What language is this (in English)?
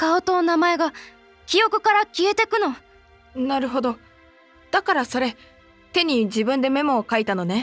Japanese